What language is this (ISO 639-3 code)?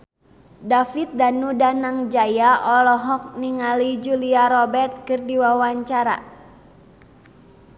sun